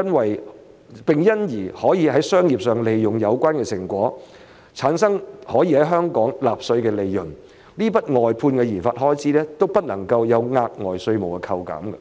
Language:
Cantonese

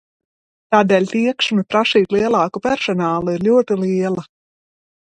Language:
Latvian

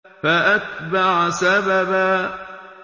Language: Arabic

